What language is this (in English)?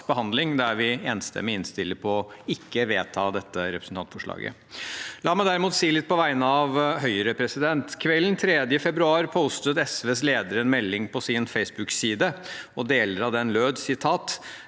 Norwegian